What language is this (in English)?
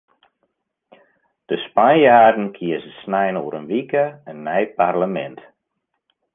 Western Frisian